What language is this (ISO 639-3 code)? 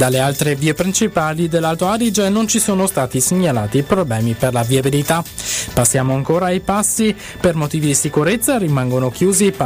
ita